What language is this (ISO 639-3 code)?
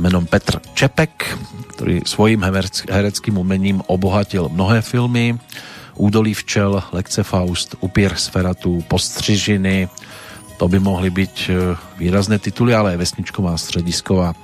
slk